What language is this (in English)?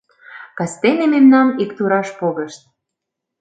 Mari